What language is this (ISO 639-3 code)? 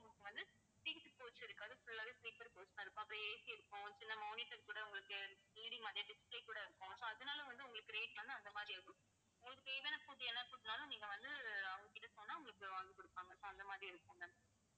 tam